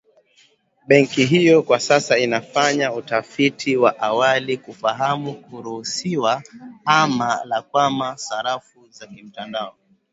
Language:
Swahili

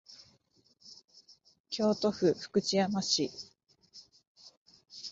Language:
Japanese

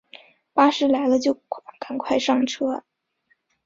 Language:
Chinese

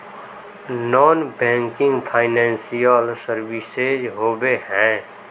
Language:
Magahi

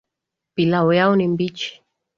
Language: Swahili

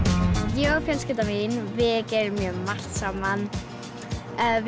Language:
Icelandic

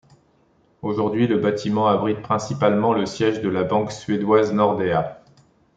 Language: French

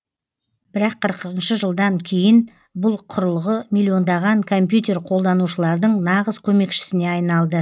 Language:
Kazakh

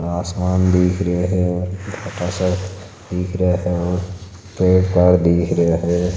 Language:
Marwari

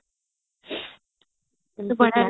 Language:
Odia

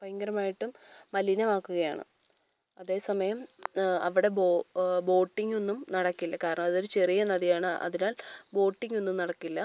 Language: Malayalam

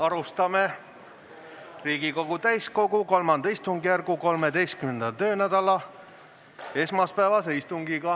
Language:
Estonian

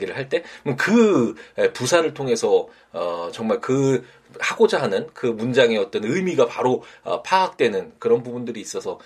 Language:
Korean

